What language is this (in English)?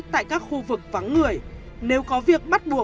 Vietnamese